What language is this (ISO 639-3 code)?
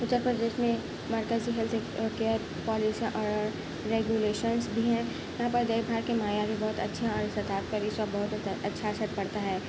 urd